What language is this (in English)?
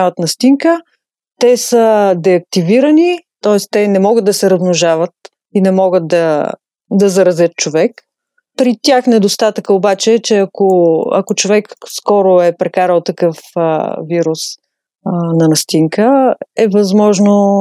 Bulgarian